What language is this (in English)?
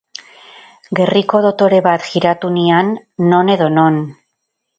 Basque